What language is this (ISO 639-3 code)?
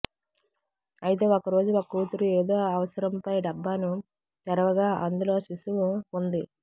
tel